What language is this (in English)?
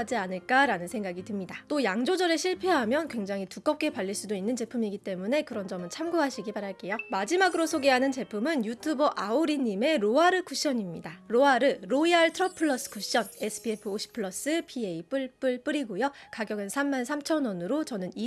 Korean